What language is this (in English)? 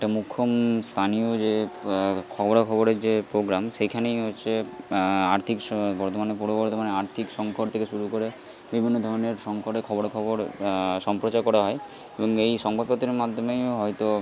Bangla